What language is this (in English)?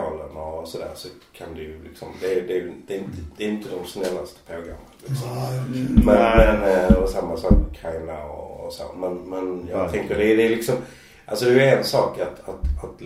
Swedish